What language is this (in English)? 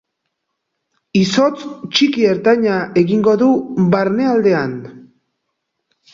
Basque